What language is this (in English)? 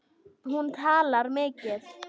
Icelandic